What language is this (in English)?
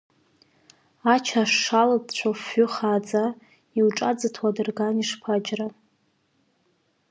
Abkhazian